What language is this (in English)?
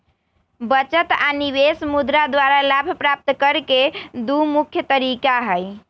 Magahi